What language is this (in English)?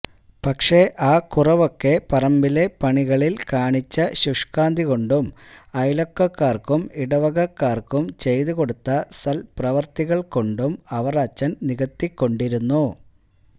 Malayalam